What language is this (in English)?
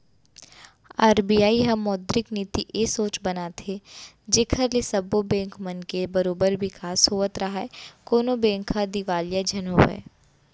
Chhattisgarhi